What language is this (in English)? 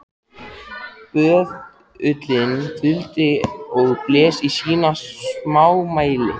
Icelandic